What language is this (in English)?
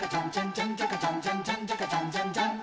Japanese